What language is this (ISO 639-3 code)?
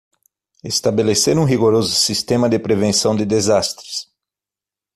por